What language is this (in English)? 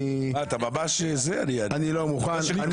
Hebrew